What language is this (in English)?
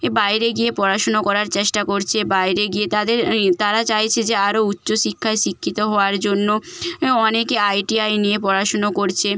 Bangla